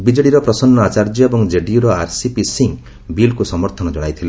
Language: Odia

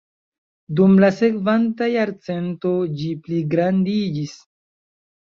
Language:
Esperanto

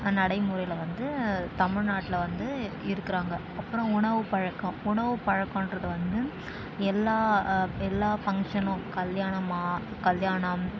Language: Tamil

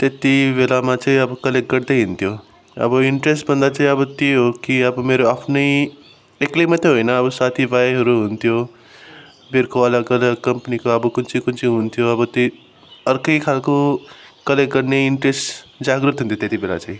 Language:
Nepali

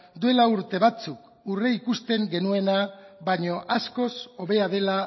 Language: Basque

